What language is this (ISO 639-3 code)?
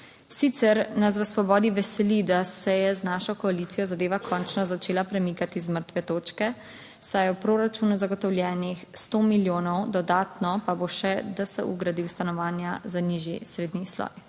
slv